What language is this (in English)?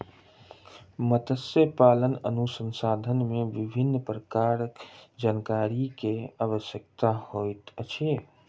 Maithili